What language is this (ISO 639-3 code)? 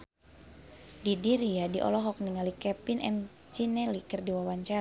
sun